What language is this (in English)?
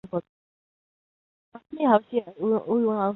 Chinese